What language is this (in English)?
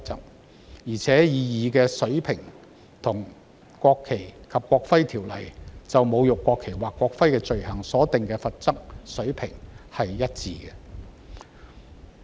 Cantonese